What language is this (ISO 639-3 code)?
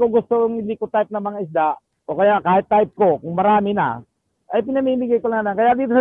fil